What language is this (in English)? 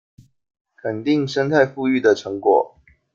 Chinese